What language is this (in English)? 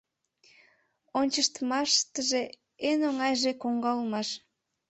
Mari